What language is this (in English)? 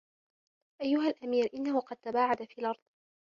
Arabic